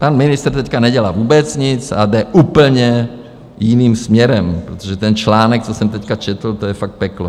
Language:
Czech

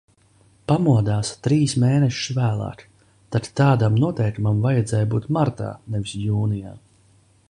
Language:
Latvian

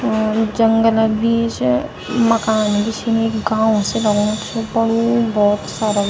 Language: Garhwali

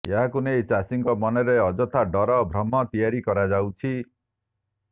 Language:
Odia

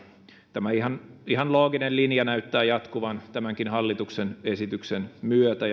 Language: Finnish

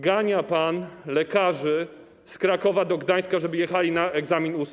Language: Polish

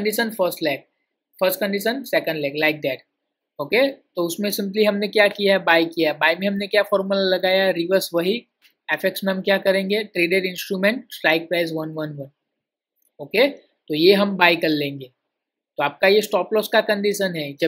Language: Hindi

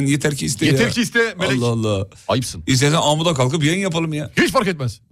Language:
Turkish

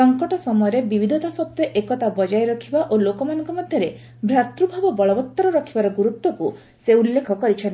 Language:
Odia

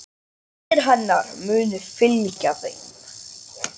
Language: Icelandic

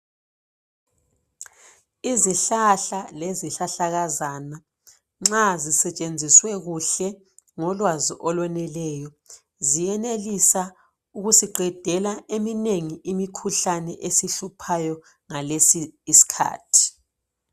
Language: North Ndebele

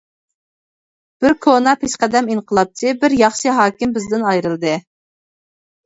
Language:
Uyghur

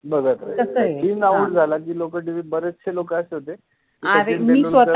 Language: Marathi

